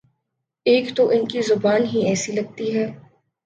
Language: Urdu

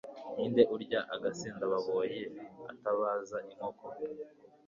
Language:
Kinyarwanda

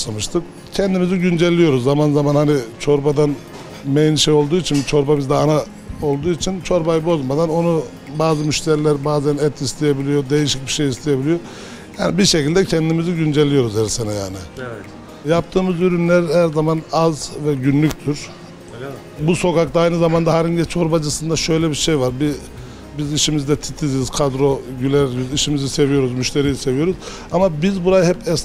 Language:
Turkish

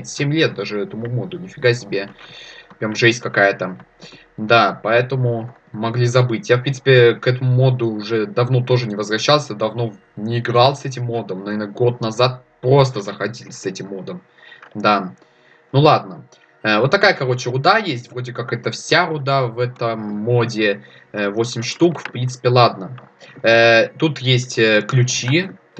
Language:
Russian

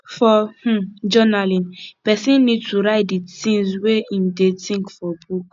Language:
Nigerian Pidgin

